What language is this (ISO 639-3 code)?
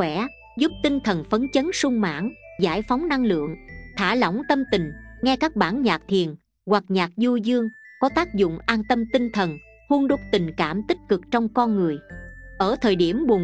vie